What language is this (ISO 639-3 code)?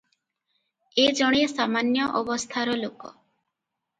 ori